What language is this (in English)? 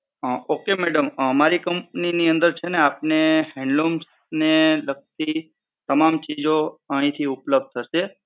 Gujarati